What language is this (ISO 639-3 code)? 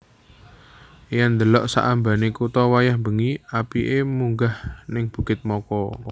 jav